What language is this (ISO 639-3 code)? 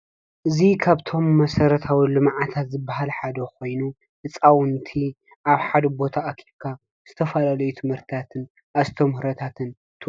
tir